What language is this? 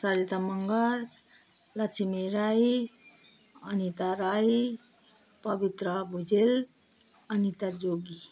Nepali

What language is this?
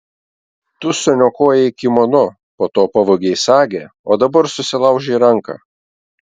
Lithuanian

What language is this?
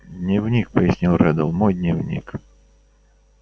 Russian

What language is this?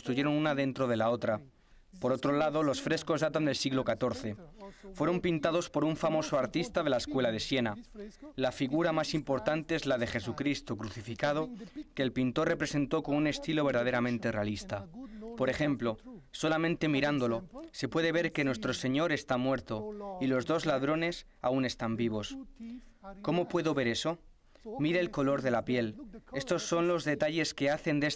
Spanish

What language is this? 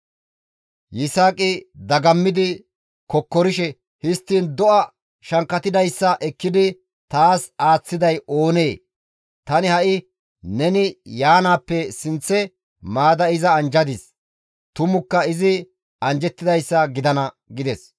Gamo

